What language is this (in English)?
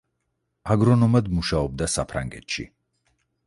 Georgian